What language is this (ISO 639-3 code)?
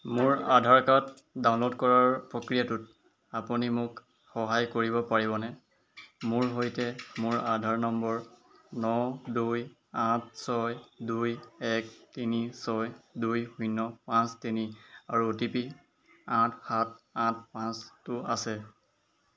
asm